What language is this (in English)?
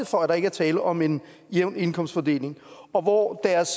Danish